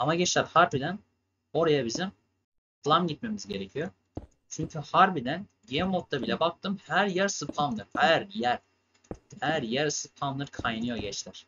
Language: Turkish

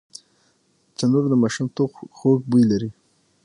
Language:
Pashto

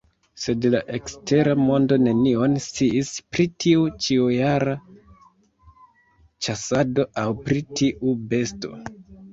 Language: Esperanto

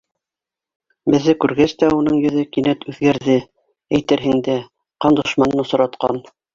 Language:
Bashkir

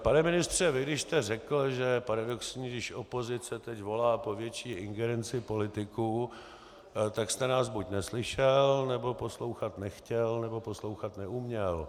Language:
Czech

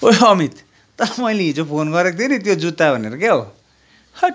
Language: Nepali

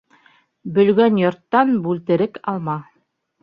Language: Bashkir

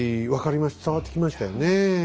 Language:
Japanese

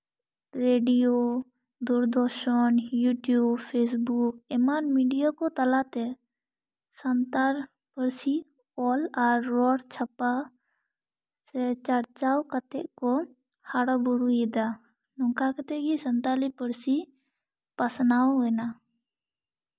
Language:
Santali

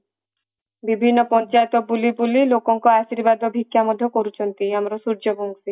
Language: Odia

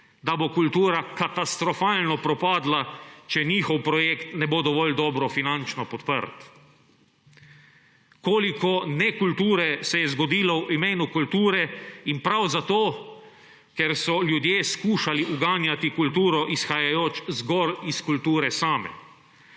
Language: Slovenian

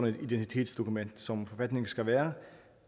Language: Danish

